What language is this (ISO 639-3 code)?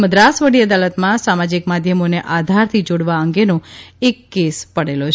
guj